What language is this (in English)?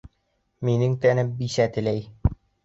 Bashkir